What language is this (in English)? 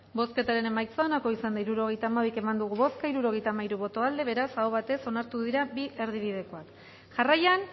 Basque